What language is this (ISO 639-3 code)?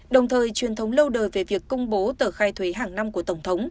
vie